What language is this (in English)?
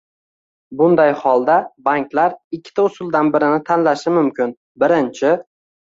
Uzbek